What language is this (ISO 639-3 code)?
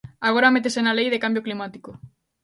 glg